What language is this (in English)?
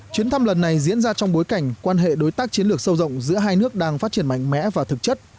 Vietnamese